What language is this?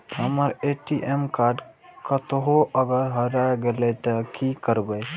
Maithili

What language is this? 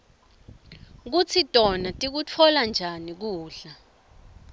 Swati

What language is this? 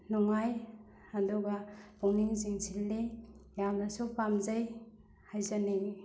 Manipuri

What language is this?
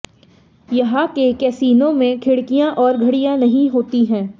Hindi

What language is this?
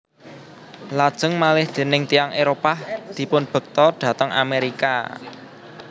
Javanese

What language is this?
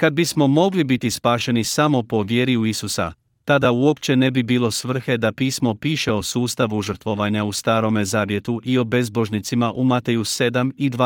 Croatian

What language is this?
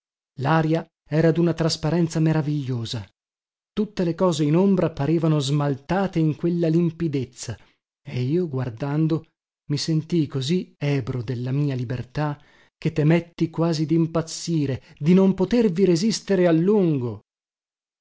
Italian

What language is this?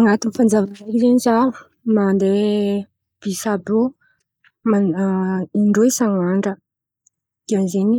Antankarana Malagasy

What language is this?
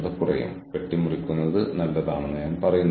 Malayalam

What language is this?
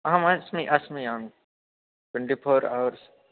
Sanskrit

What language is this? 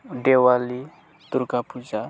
Bodo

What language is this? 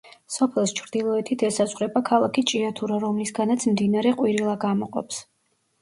Georgian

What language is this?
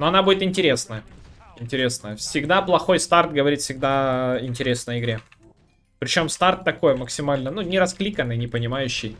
Russian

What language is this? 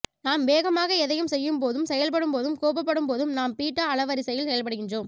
Tamil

